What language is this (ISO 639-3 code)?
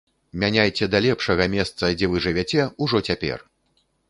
bel